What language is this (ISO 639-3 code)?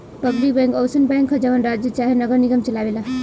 bho